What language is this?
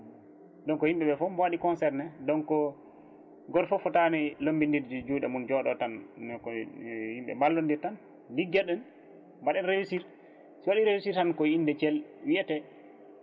Fula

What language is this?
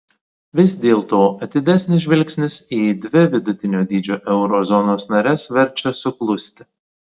Lithuanian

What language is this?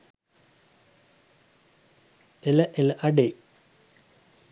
Sinhala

